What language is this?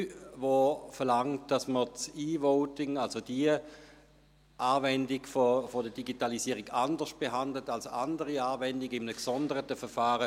Swiss German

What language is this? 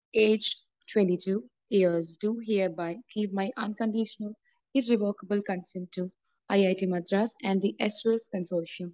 Malayalam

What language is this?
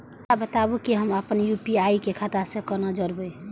Maithili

